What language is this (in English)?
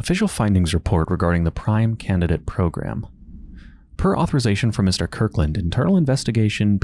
English